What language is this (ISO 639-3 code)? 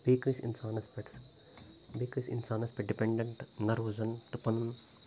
kas